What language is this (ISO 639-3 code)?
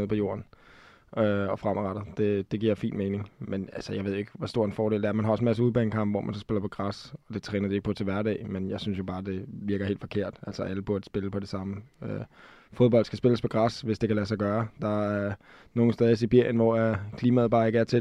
dan